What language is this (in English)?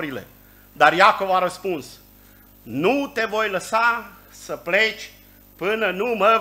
Romanian